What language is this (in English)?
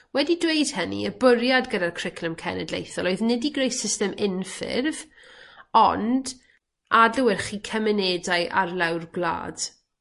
Welsh